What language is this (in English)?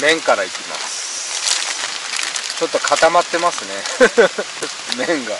Japanese